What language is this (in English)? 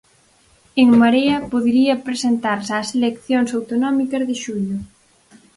Galician